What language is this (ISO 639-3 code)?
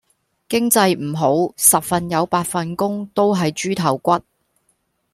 yue